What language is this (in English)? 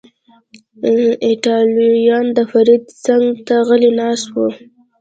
Pashto